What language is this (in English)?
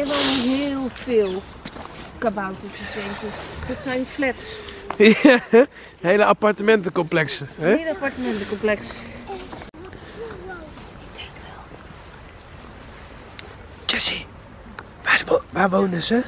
Dutch